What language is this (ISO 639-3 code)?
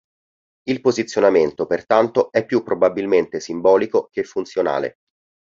ita